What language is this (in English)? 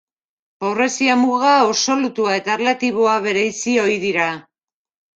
Basque